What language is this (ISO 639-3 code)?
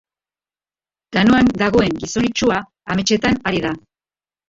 eus